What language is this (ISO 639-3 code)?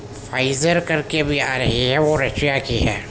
urd